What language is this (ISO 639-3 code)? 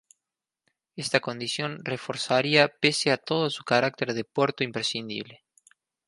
spa